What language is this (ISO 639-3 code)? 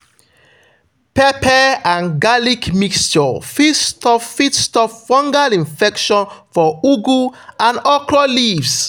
pcm